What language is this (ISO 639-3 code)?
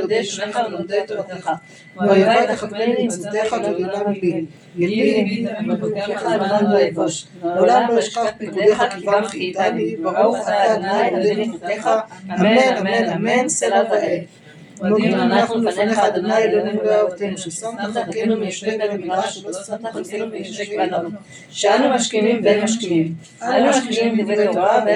heb